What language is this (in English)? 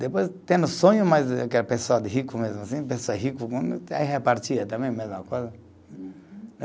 Portuguese